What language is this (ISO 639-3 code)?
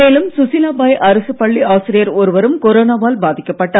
tam